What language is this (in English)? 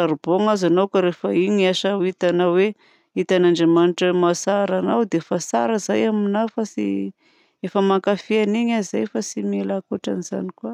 Southern Betsimisaraka Malagasy